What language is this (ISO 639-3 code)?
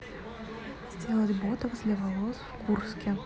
rus